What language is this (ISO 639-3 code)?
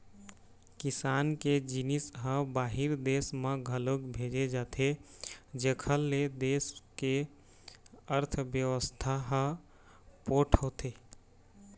hne